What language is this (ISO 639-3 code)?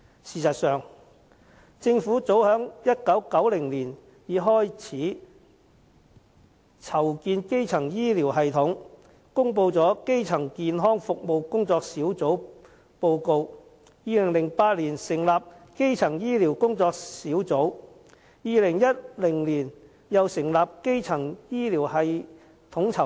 yue